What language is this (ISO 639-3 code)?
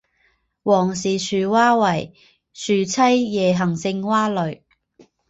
zho